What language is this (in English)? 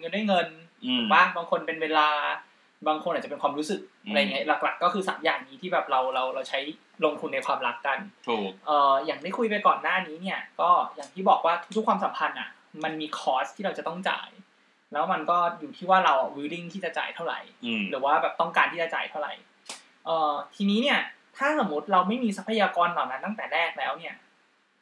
Thai